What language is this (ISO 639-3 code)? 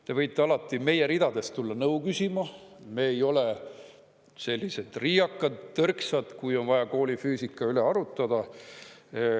est